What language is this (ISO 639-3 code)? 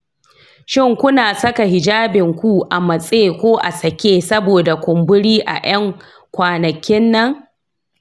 hau